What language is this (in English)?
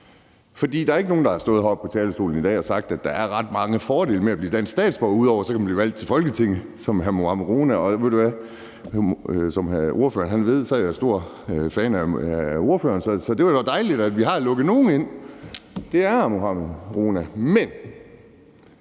Danish